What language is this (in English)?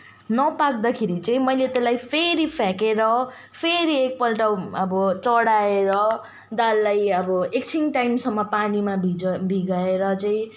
Nepali